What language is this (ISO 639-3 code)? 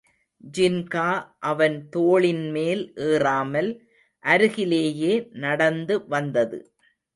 tam